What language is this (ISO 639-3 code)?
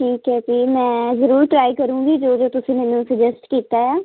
pan